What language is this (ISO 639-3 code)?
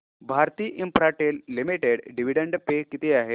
mar